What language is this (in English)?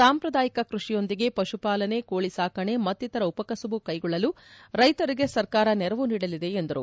Kannada